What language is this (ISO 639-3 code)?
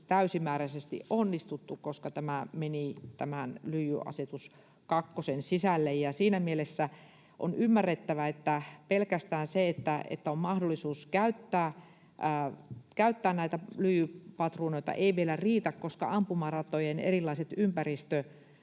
fin